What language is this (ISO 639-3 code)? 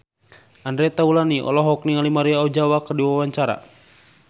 sun